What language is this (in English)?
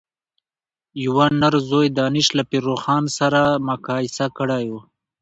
Pashto